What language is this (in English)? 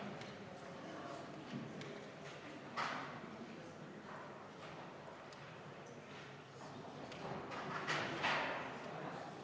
Estonian